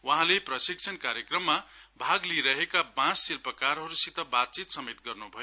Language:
Nepali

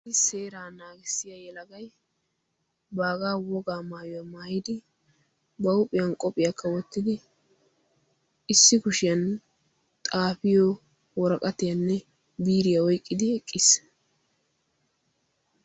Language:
Wolaytta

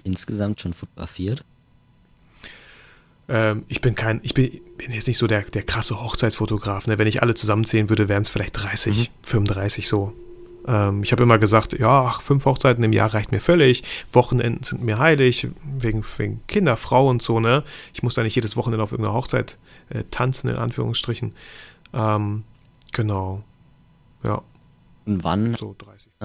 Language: German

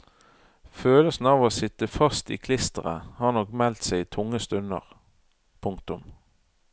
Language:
Norwegian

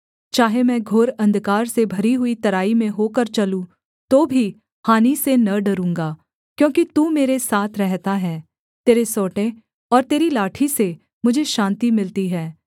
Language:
Hindi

